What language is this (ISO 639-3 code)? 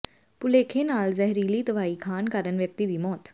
pan